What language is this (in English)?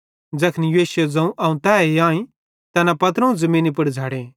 Bhadrawahi